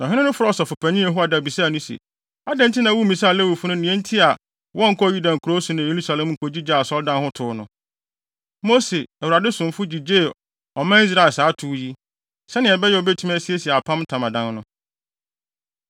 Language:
Akan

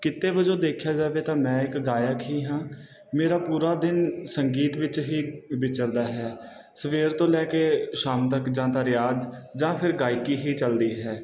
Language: Punjabi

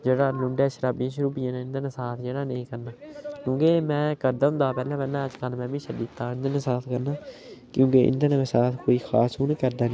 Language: Dogri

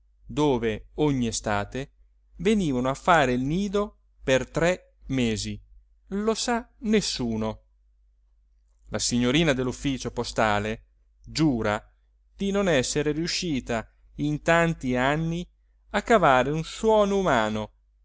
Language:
Italian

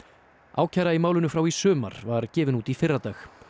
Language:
Icelandic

